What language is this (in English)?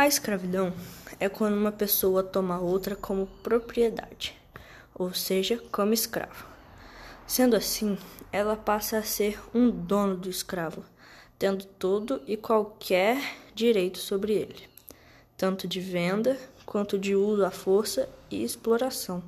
Portuguese